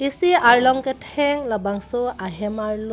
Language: Karbi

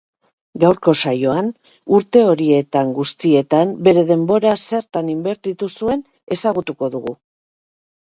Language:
Basque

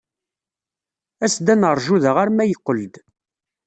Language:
Kabyle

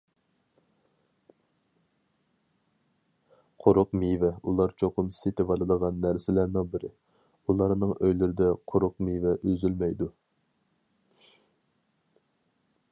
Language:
Uyghur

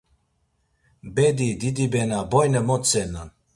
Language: Laz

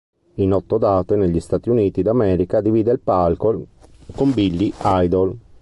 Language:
Italian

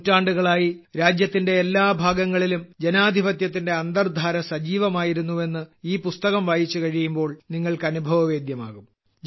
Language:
Malayalam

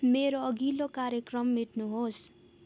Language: Nepali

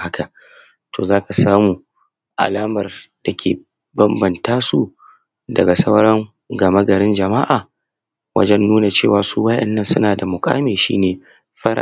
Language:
Hausa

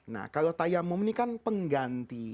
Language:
Indonesian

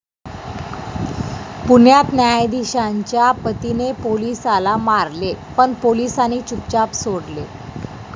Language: Marathi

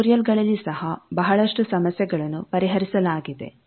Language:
Kannada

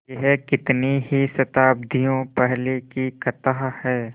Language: Hindi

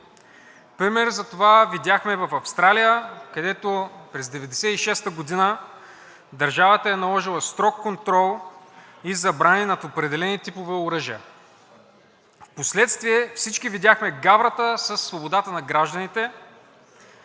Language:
Bulgarian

